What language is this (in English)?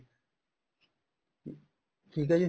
Punjabi